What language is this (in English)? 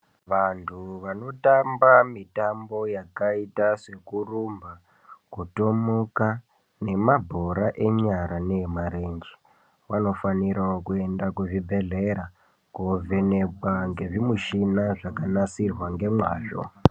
Ndau